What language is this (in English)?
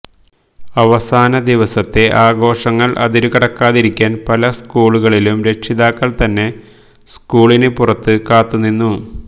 Malayalam